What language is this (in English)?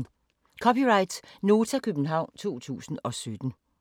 Danish